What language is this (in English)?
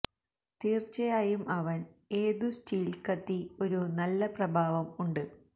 Malayalam